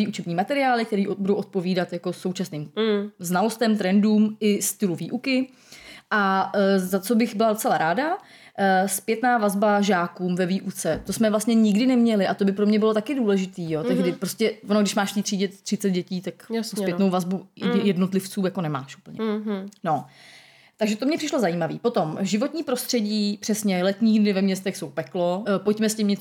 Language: Czech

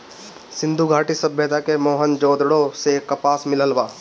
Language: Bhojpuri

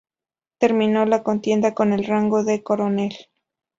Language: Spanish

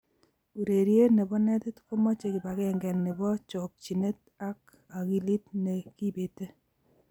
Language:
Kalenjin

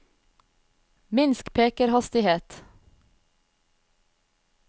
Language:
Norwegian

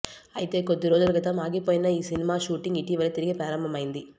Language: Telugu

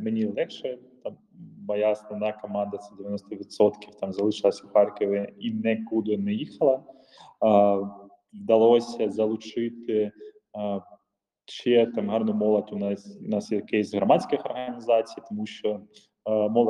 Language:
Ukrainian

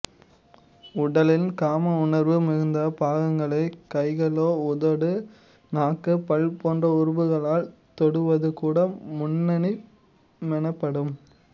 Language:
Tamil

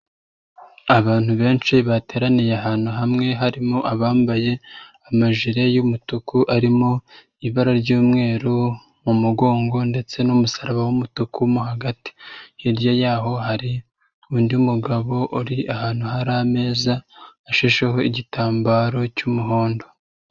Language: Kinyarwanda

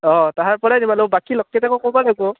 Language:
Assamese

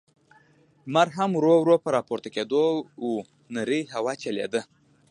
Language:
Pashto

